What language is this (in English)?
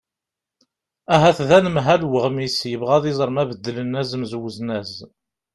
Kabyle